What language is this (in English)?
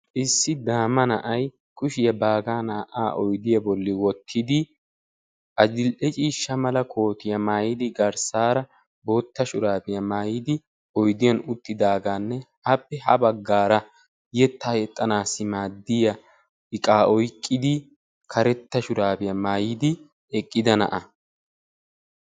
Wolaytta